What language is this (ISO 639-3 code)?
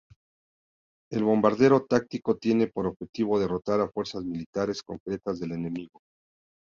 spa